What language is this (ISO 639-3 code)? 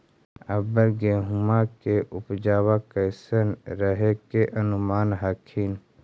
mag